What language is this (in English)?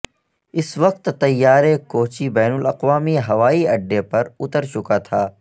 Urdu